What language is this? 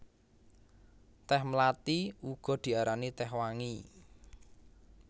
Javanese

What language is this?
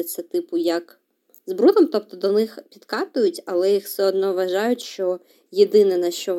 Ukrainian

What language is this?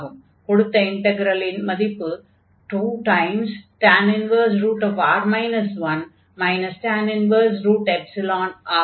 Tamil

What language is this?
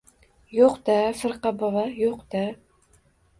Uzbek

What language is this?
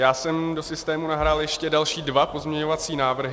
Czech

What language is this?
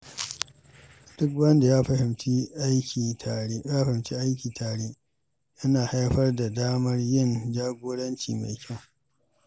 Hausa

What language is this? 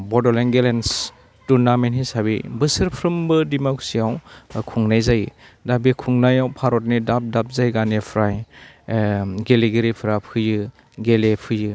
Bodo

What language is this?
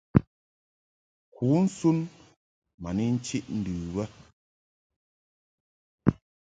Mungaka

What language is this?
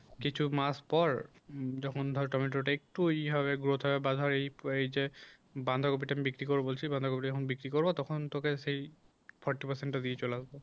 Bangla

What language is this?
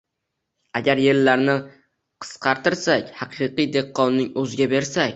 Uzbek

